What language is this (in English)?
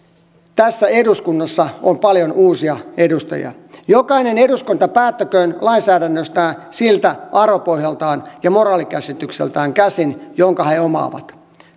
Finnish